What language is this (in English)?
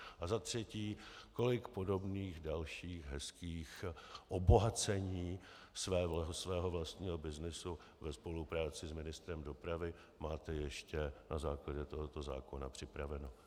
Czech